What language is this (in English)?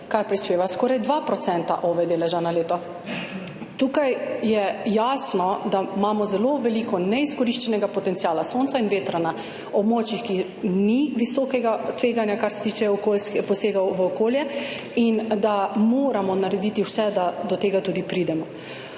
Slovenian